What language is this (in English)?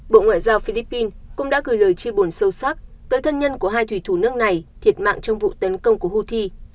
Vietnamese